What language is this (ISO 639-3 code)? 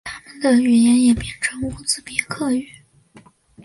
zho